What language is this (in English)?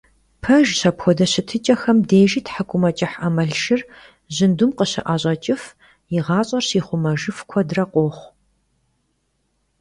Kabardian